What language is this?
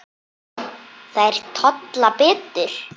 Icelandic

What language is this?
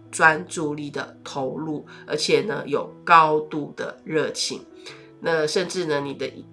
Chinese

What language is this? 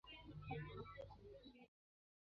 Chinese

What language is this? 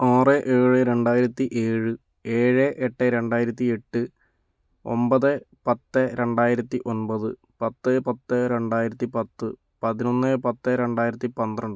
Malayalam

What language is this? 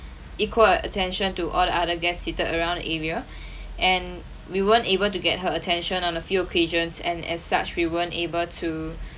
English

